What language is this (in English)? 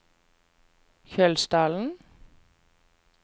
Norwegian